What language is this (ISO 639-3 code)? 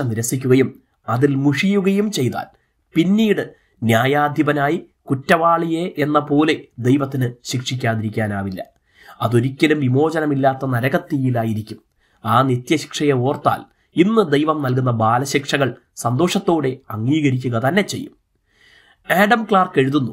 mal